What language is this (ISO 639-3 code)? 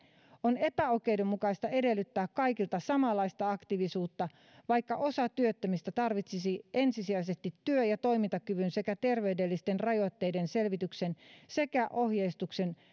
fin